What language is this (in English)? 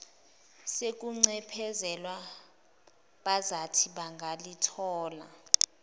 Zulu